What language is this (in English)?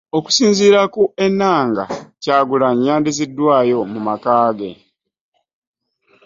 Ganda